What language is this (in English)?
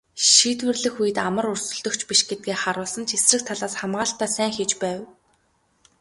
Mongolian